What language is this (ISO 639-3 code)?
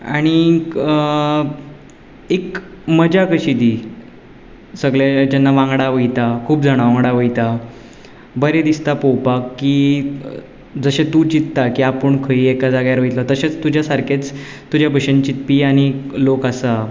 kok